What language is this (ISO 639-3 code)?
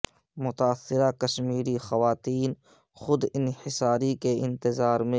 urd